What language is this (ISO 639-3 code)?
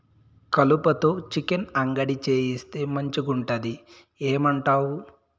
tel